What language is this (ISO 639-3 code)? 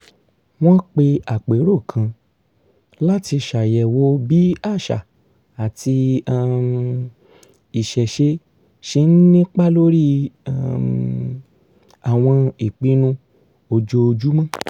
yor